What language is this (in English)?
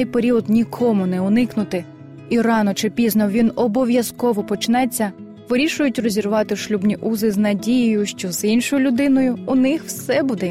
Ukrainian